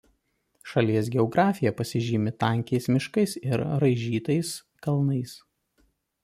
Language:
Lithuanian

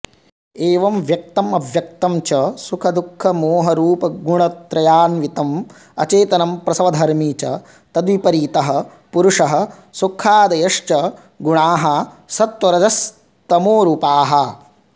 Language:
Sanskrit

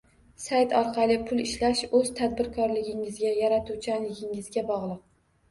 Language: Uzbek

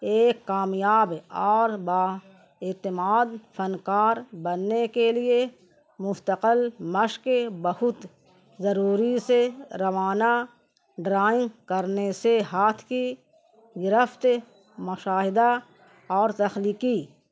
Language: Urdu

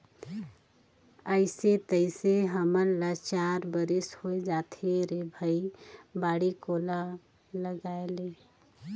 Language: Chhattisgarhi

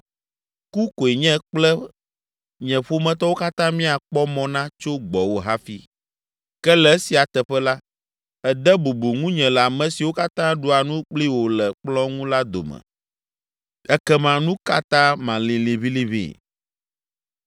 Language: Ewe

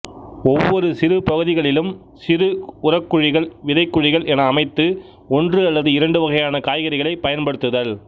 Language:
Tamil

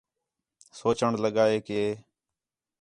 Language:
Khetrani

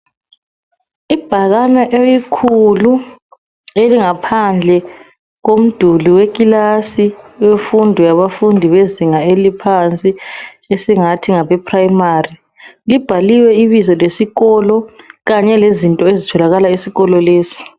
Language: North Ndebele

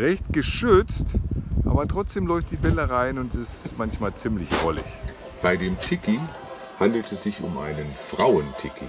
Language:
German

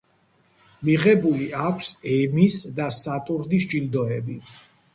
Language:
Georgian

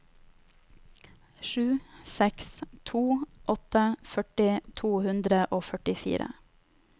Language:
Norwegian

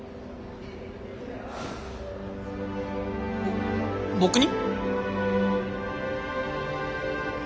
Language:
Japanese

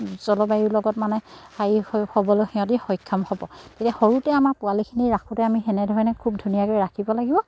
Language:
Assamese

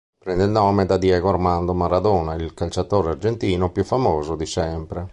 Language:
Italian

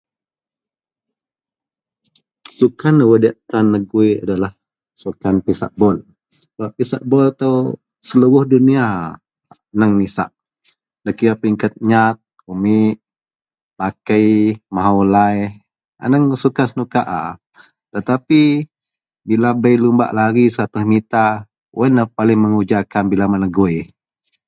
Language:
Central Melanau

